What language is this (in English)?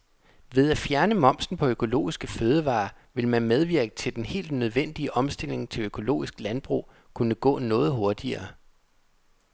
Danish